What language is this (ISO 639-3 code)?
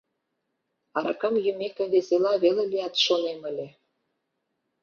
chm